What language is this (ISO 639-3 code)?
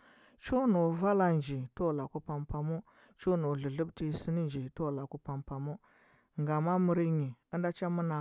hbb